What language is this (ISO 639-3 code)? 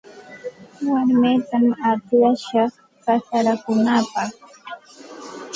qxt